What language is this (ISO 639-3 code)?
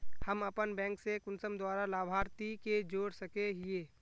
mag